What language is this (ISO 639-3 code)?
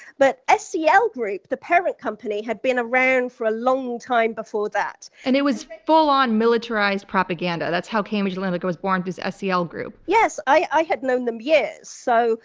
eng